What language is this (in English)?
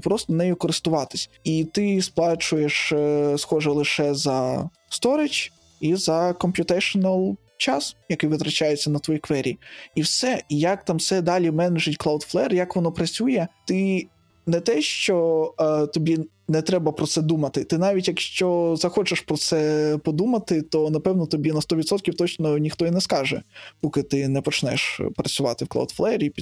Ukrainian